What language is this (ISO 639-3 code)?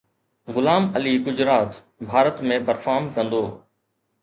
snd